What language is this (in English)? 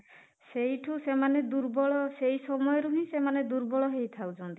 Odia